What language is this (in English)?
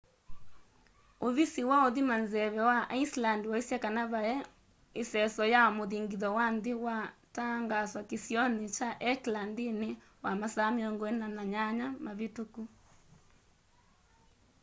Kamba